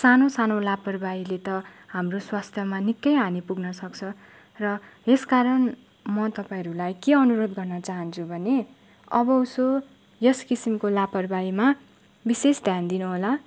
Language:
Nepali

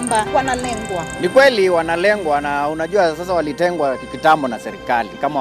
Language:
Swahili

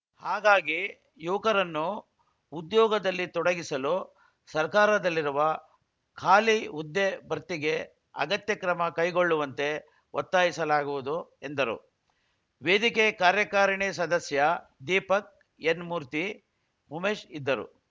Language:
Kannada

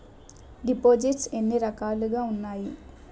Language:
Telugu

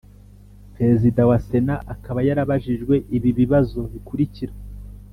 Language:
Kinyarwanda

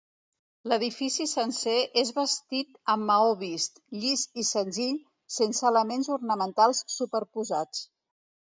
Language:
Catalan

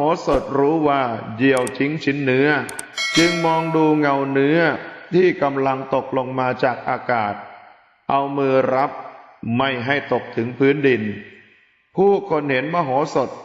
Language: Thai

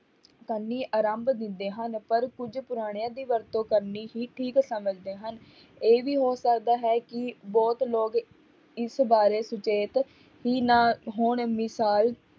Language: Punjabi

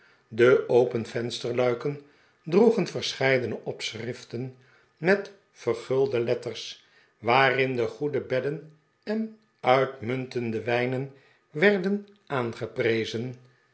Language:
Dutch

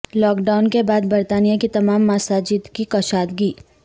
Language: Urdu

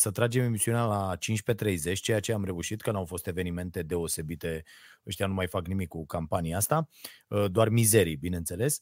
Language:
Romanian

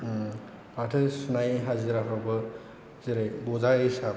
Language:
Bodo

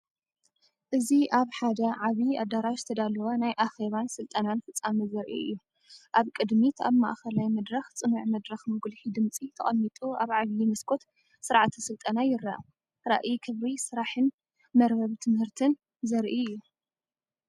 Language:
Tigrinya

